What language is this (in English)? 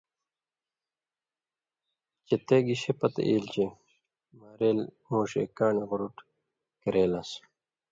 Indus Kohistani